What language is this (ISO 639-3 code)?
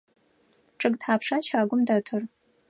ady